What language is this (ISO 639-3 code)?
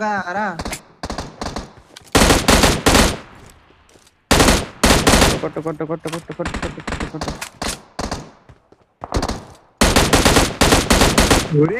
ind